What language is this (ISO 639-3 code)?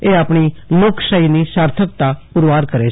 guj